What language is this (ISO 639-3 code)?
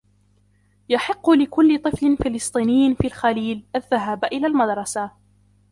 ara